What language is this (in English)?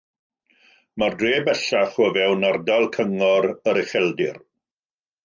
Welsh